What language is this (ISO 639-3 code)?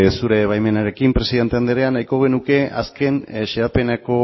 eus